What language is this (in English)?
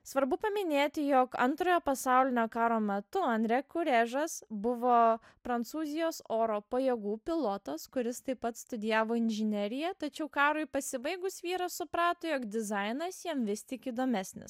Lithuanian